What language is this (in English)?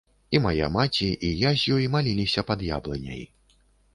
Belarusian